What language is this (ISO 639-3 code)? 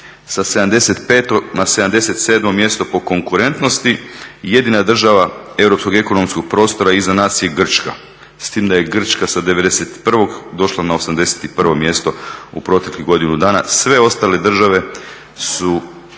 hrv